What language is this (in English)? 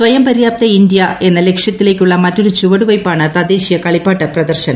Malayalam